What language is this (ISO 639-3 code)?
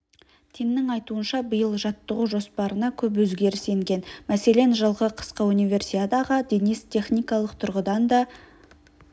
kaz